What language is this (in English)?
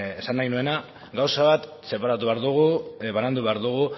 Basque